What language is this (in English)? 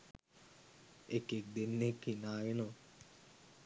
Sinhala